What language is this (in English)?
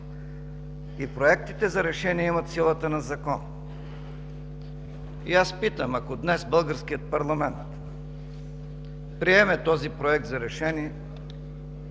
Bulgarian